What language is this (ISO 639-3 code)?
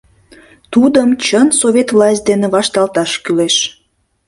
chm